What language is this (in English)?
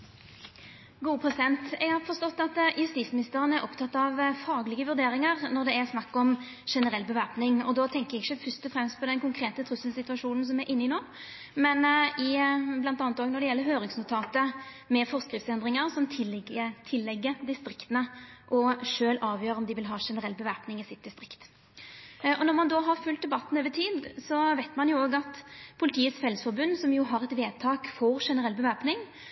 Norwegian Nynorsk